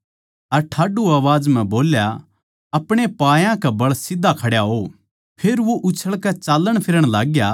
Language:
Haryanvi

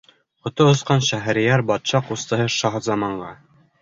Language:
Bashkir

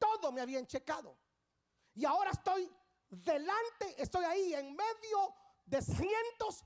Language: Spanish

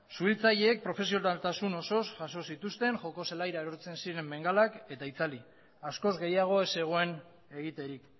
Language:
Basque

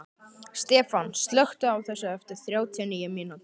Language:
Icelandic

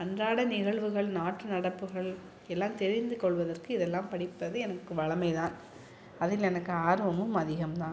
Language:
Tamil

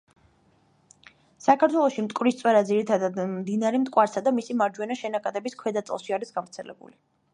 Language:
Georgian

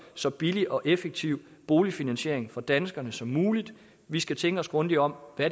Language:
Danish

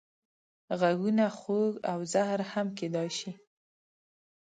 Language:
Pashto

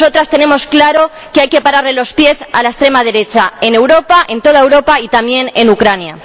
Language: Spanish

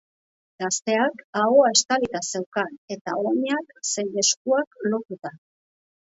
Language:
Basque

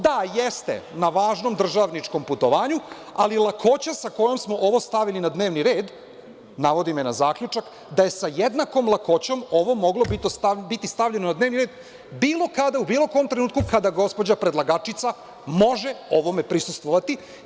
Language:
Serbian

